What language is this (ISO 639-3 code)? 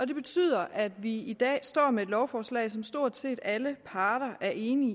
dan